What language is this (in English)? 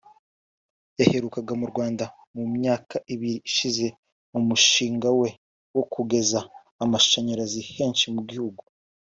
Kinyarwanda